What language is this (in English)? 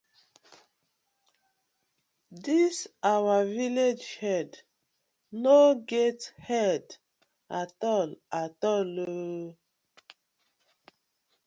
Nigerian Pidgin